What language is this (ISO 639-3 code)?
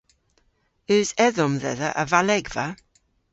cor